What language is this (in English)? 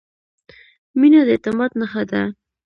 Pashto